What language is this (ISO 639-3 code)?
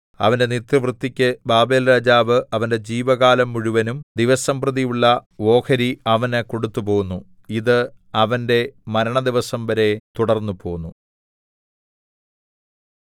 mal